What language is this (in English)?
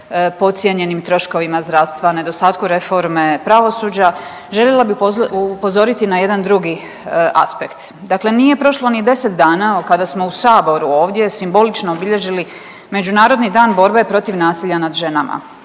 Croatian